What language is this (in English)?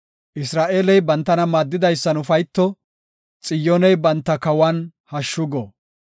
Gofa